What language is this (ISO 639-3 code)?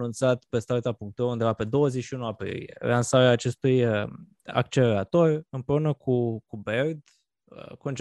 ron